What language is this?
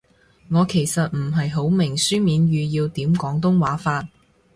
Cantonese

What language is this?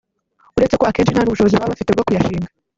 Kinyarwanda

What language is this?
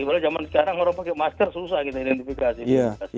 Indonesian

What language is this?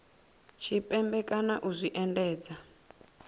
Venda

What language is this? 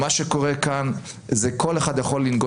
Hebrew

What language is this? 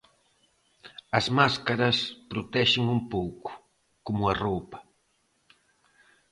Galician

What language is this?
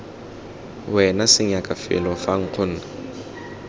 Tswana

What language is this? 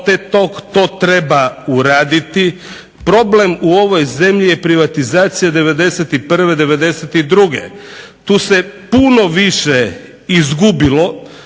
Croatian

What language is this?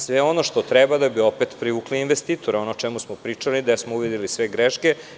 Serbian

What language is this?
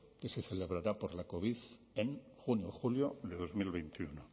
Spanish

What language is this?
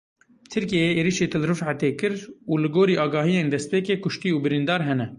Kurdish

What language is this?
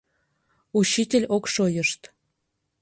Mari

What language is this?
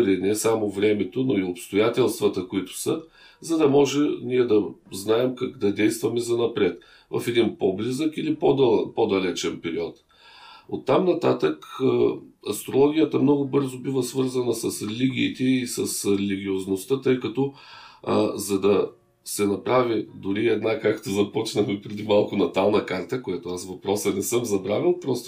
Bulgarian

